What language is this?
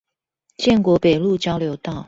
Chinese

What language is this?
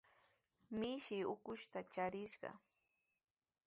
Sihuas Ancash Quechua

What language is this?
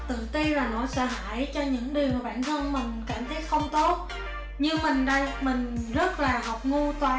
Vietnamese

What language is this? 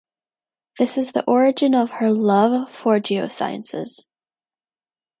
English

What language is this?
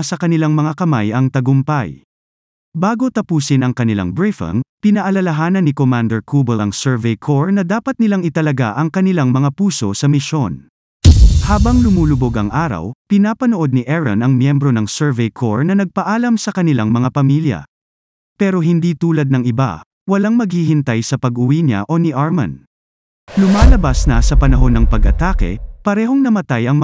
Filipino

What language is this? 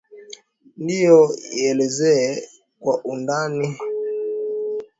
Swahili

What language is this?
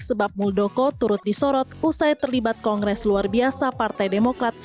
Indonesian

